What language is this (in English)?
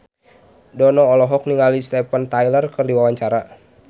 Sundanese